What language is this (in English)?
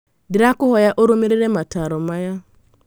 Kikuyu